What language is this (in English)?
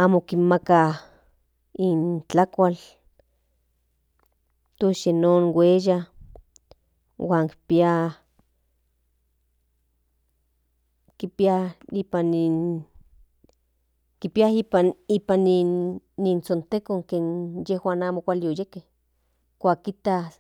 Central Nahuatl